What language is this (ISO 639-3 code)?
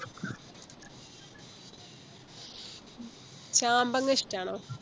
mal